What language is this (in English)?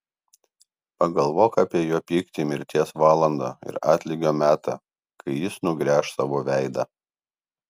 Lithuanian